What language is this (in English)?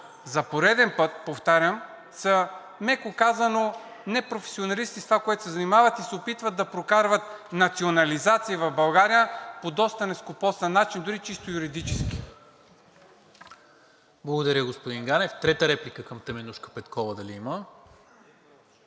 Bulgarian